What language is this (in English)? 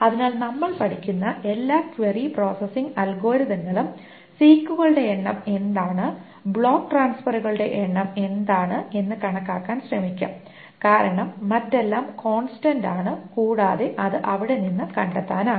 Malayalam